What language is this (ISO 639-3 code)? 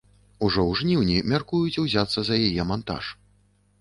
bel